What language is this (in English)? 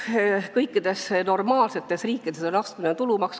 Estonian